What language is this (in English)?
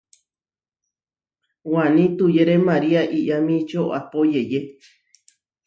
Huarijio